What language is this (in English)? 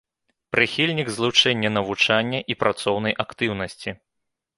Belarusian